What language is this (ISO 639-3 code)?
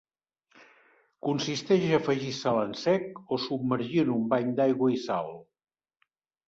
cat